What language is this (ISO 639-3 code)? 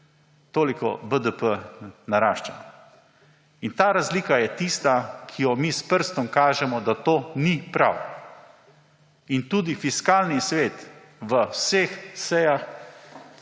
slv